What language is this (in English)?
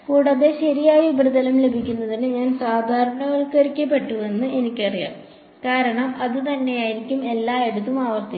Malayalam